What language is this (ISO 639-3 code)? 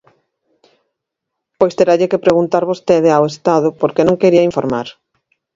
glg